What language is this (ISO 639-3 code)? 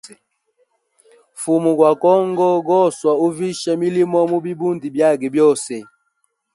hem